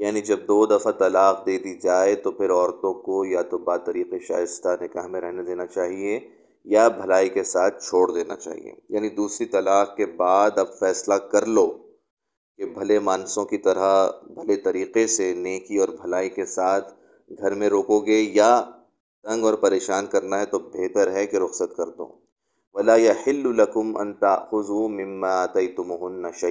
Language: Urdu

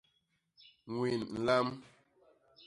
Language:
Basaa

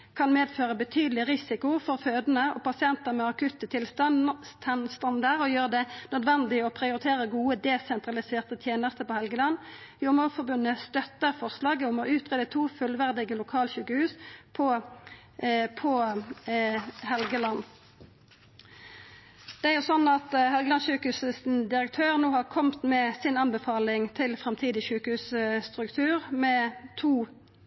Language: Norwegian Nynorsk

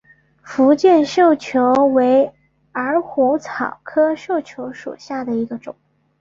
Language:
Chinese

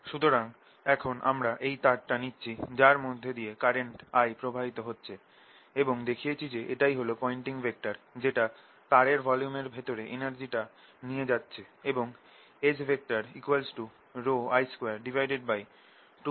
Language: Bangla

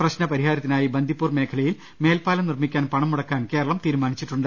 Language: Malayalam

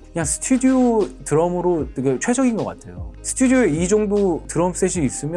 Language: Korean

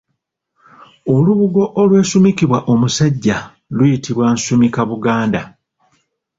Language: Ganda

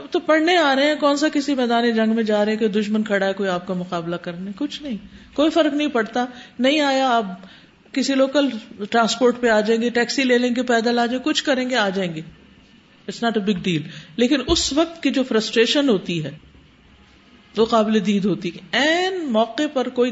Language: Urdu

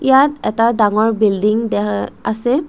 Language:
Assamese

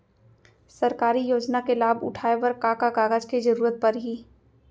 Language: Chhattisgarhi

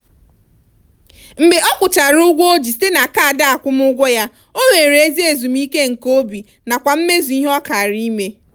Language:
Igbo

